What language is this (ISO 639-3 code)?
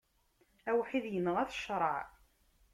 kab